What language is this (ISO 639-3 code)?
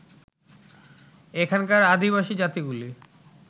ben